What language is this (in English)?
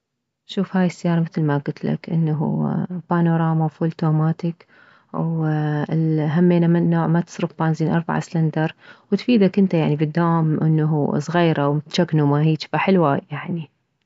Mesopotamian Arabic